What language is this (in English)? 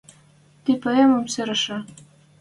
Western Mari